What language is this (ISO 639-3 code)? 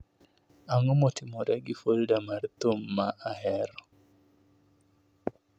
luo